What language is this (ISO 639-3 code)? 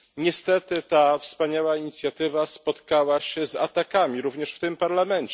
pol